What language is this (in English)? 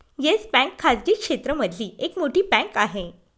Marathi